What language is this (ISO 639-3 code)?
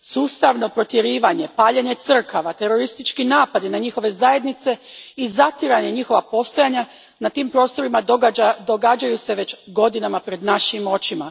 hrv